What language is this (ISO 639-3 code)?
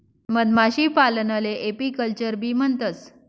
mar